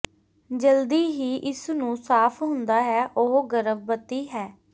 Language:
Punjabi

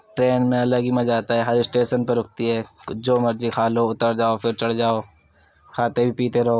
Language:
Urdu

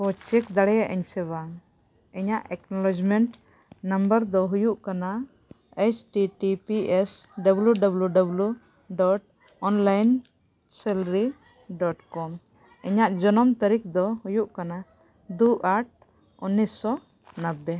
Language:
Santali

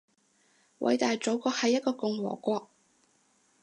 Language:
Cantonese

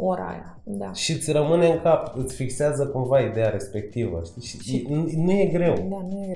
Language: Romanian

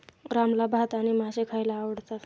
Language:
Marathi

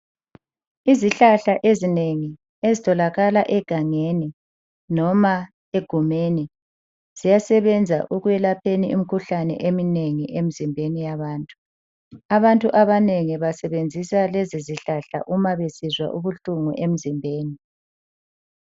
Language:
North Ndebele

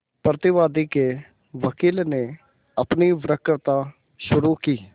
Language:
Hindi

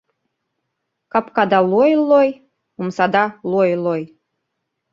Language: Mari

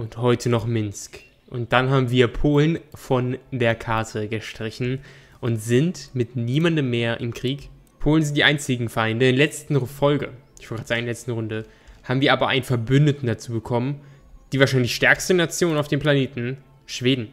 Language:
German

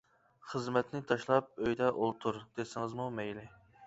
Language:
Uyghur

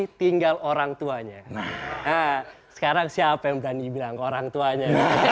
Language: Indonesian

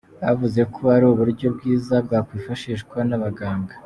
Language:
Kinyarwanda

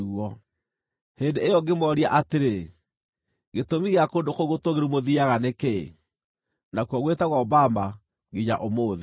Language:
Kikuyu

